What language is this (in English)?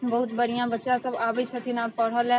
Maithili